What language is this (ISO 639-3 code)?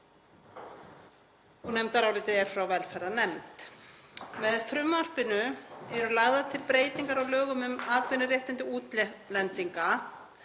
isl